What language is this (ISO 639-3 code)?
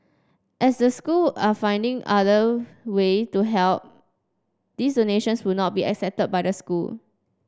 eng